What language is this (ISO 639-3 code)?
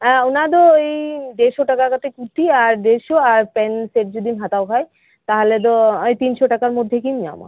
sat